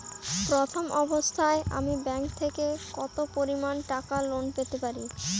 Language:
Bangla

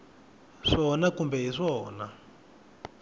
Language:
Tsonga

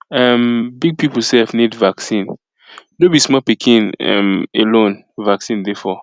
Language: Nigerian Pidgin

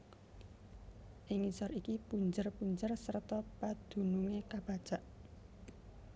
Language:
Javanese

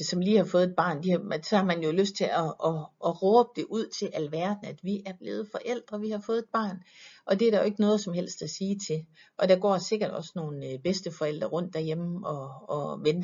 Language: Danish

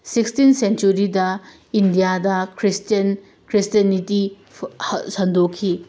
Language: Manipuri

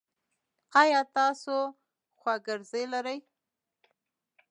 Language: Pashto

